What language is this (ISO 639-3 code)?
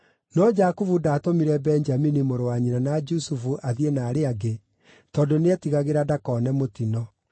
kik